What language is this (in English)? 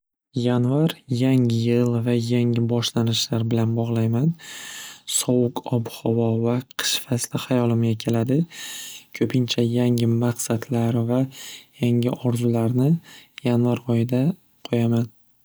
Uzbek